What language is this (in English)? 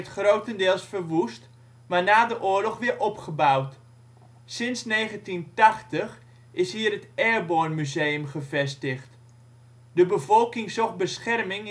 Dutch